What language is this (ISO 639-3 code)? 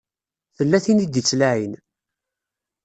kab